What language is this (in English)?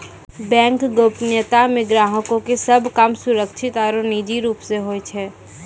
Maithili